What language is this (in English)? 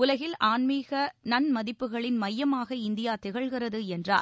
Tamil